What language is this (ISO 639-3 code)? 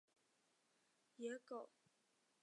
zho